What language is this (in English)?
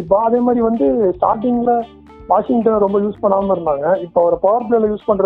Tamil